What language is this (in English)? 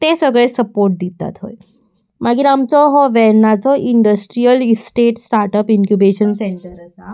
Konkani